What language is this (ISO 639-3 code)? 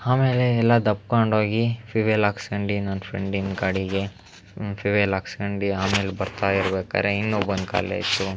kan